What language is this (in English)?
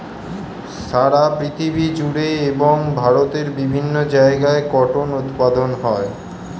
Bangla